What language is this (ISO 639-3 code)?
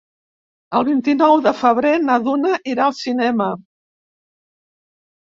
cat